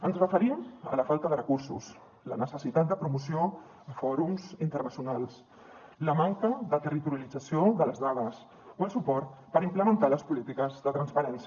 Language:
Catalan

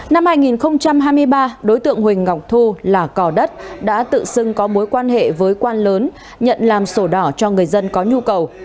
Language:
Vietnamese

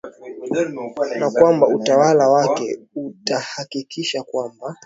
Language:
Swahili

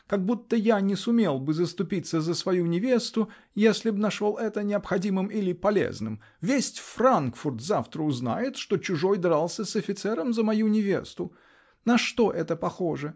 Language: Russian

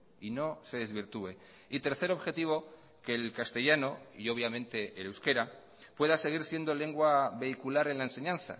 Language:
Spanish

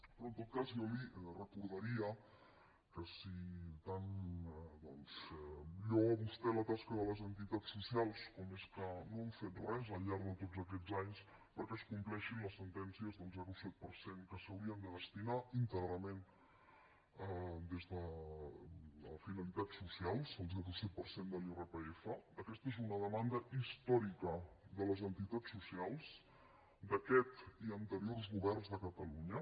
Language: Catalan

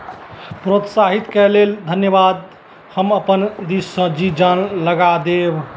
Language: Maithili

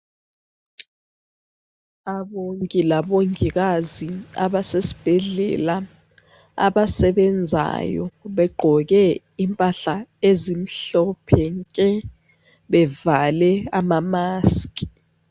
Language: North Ndebele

